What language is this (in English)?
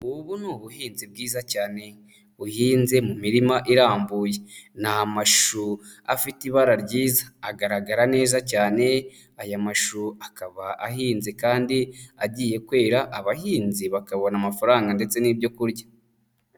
Kinyarwanda